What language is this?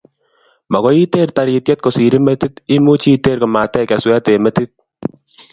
Kalenjin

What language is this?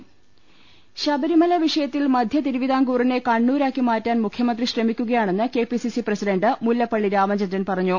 Malayalam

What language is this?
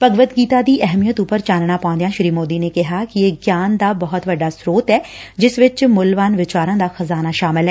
Punjabi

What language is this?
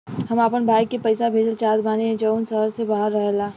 Bhojpuri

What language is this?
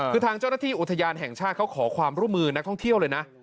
Thai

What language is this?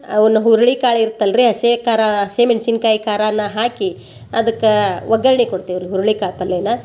Kannada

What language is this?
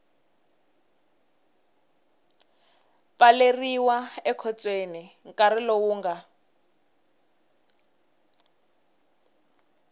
Tsonga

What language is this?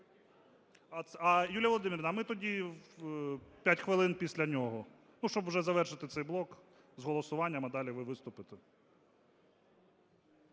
Ukrainian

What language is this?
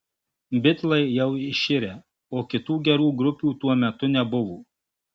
Lithuanian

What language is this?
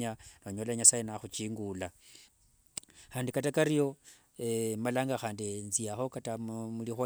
Wanga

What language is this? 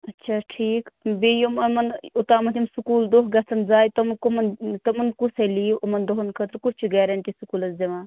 Kashmiri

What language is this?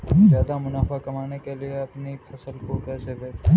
Hindi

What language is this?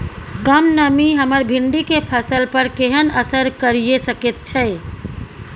Maithili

